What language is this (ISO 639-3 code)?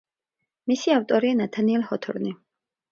kat